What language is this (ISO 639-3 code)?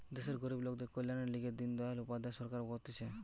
ben